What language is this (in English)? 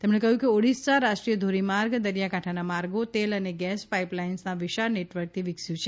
Gujarati